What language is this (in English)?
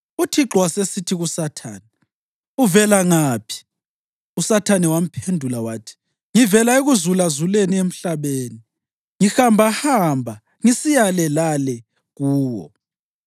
North Ndebele